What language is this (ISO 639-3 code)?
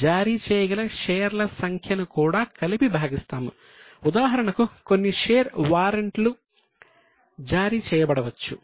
tel